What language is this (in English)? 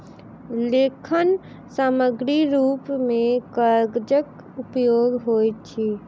Maithili